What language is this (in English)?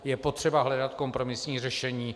Czech